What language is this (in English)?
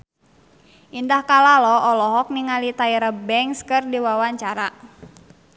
Sundanese